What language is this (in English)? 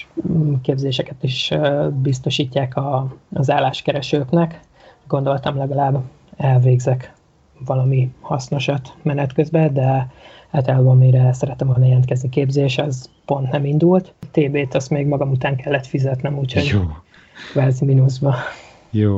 Hungarian